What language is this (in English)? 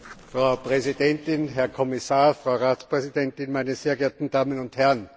German